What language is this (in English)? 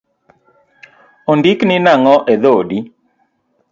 Luo (Kenya and Tanzania)